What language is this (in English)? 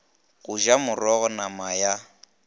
Northern Sotho